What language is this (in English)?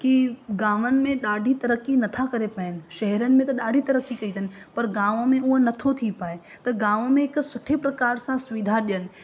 Sindhi